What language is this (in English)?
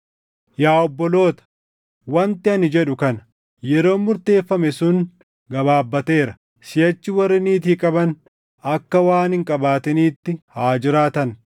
Oromo